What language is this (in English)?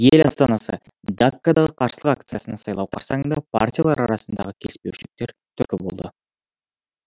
Kazakh